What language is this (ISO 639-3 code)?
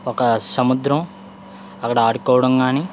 tel